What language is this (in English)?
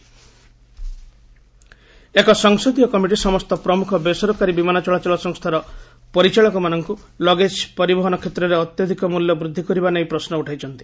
Odia